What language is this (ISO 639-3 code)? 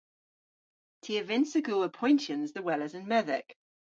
cor